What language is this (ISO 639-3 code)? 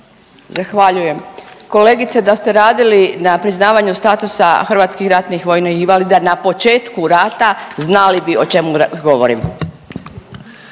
hrv